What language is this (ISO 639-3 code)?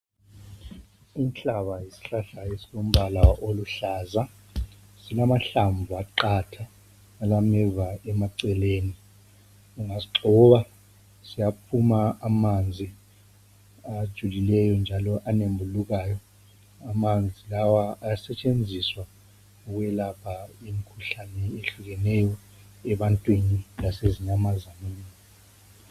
nde